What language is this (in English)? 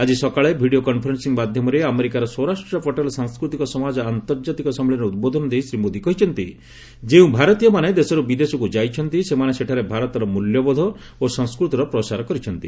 Odia